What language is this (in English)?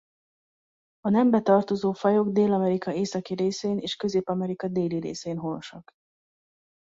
Hungarian